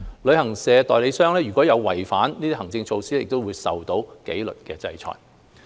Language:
Cantonese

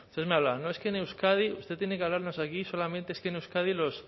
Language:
Spanish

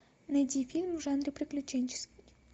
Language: Russian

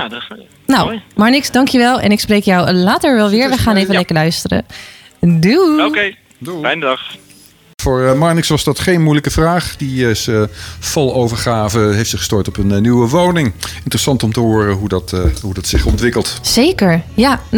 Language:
Dutch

